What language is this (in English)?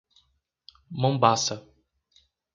Portuguese